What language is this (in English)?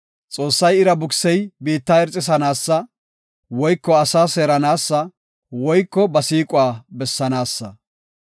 Gofa